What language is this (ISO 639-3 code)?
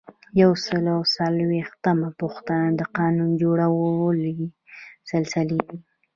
pus